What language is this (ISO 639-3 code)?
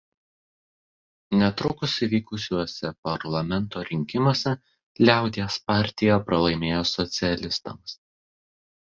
lit